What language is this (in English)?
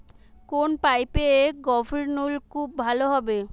Bangla